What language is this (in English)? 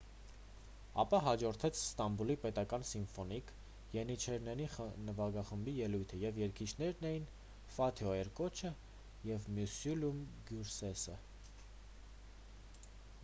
Armenian